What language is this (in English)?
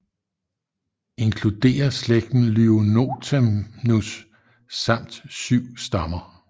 Danish